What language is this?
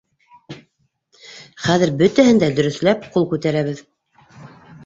Bashkir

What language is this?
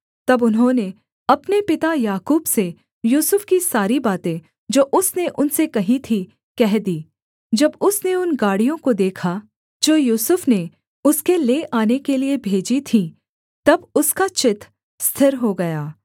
Hindi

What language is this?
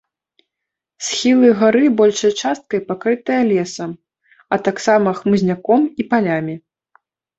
Belarusian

